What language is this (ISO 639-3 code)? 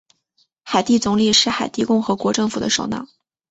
zho